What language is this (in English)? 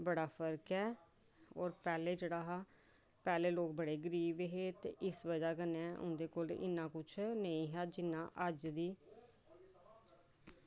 Dogri